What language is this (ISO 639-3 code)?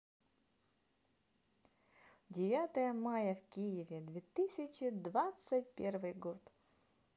rus